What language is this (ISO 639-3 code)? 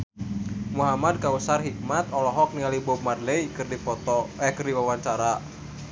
sun